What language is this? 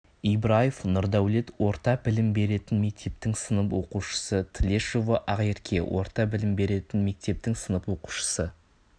Kazakh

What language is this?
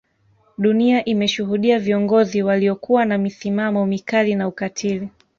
Swahili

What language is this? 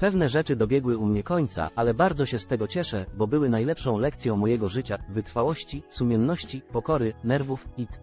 Polish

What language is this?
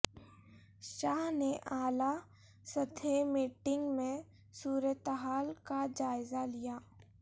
Urdu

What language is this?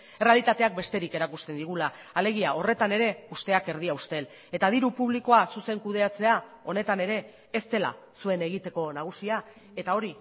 Basque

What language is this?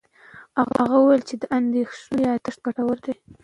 Pashto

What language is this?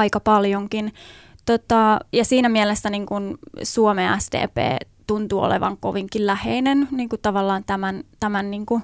Finnish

